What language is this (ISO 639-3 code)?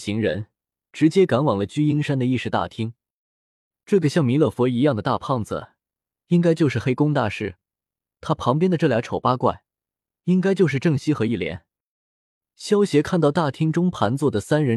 zho